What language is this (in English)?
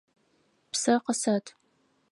Adyghe